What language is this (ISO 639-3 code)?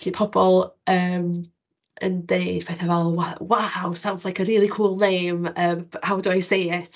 cym